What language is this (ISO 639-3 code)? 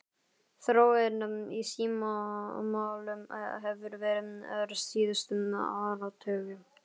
isl